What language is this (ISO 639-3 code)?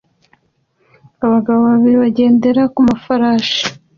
kin